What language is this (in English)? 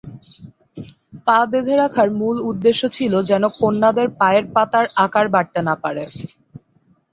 Bangla